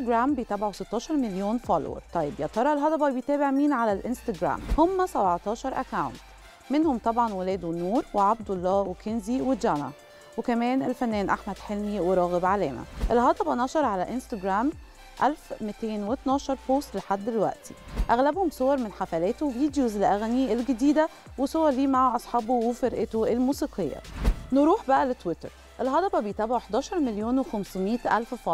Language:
Arabic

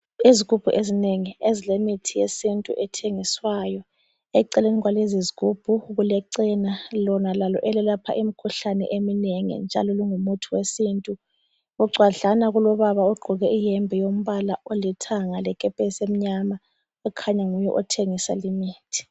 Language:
North Ndebele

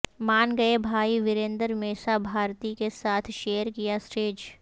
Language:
Urdu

